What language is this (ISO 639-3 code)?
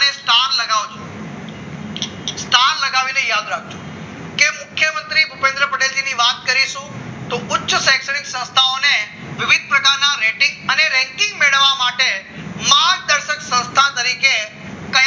guj